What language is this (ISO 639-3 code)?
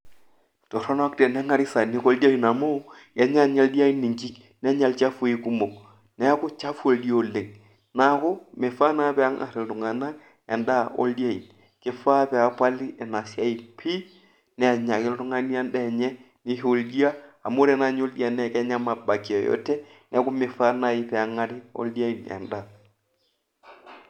mas